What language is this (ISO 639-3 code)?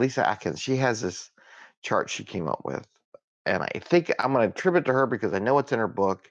eng